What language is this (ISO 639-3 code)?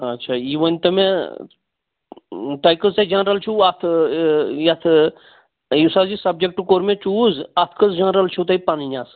kas